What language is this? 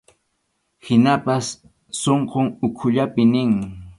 Arequipa-La Unión Quechua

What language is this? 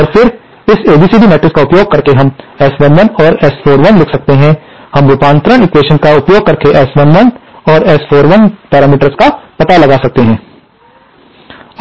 Hindi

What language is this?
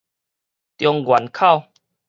Min Nan Chinese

